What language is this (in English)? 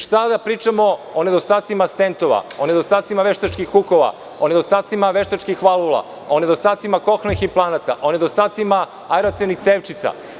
Serbian